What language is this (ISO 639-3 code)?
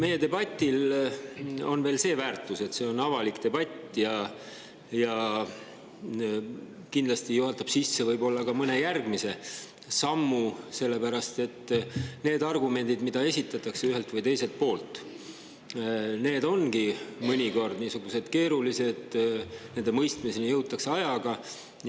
est